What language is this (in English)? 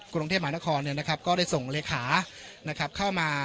Thai